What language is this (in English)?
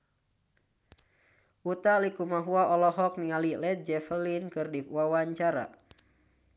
Sundanese